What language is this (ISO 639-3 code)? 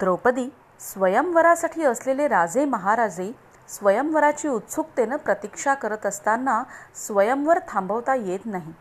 mar